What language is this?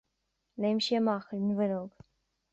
Irish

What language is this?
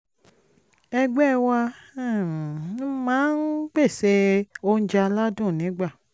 Yoruba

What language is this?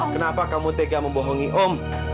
Indonesian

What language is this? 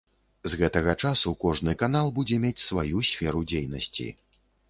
Belarusian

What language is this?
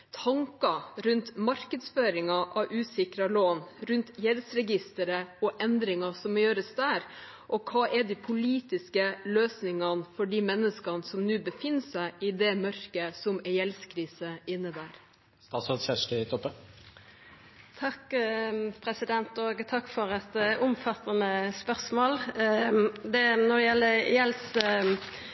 Norwegian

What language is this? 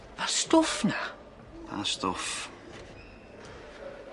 Welsh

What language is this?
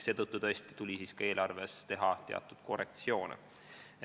Estonian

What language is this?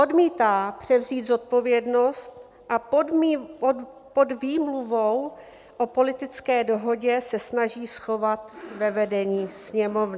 Czech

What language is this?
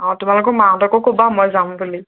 Assamese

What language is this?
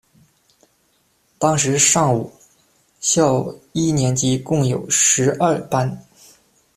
Chinese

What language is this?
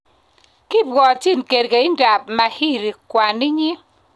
Kalenjin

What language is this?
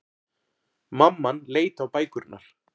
Icelandic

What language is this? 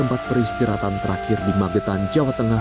Indonesian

